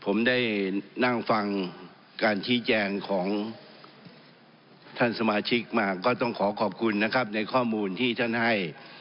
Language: Thai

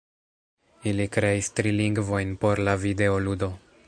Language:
Esperanto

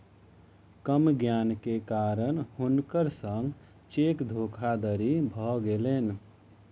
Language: Maithili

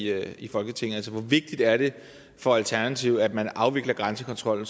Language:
Danish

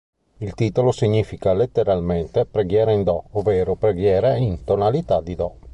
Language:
Italian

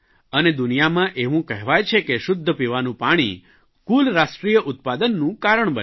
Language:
Gujarati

